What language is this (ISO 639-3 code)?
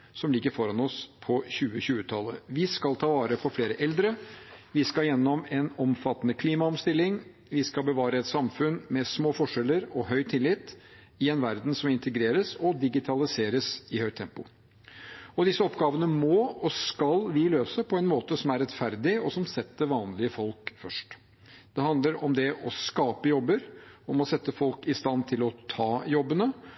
nob